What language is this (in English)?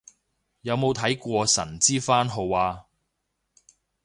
Cantonese